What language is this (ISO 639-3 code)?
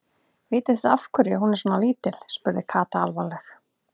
isl